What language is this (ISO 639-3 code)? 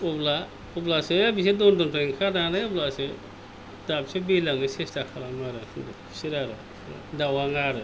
brx